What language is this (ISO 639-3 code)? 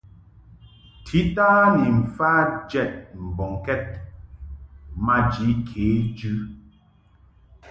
mhk